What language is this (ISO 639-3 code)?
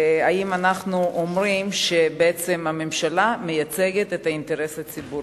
heb